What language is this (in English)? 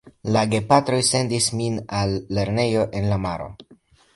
Esperanto